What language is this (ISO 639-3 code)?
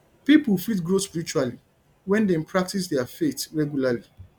pcm